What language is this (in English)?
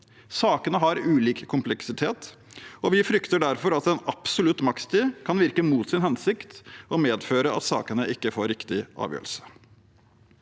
Norwegian